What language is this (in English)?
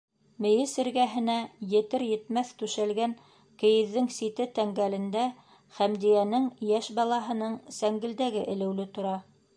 Bashkir